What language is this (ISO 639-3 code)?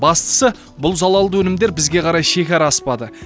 kaz